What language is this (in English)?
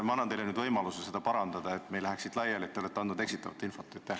Estonian